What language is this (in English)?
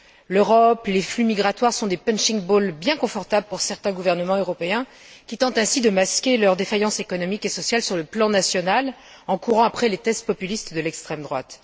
French